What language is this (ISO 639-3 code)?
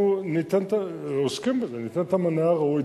heb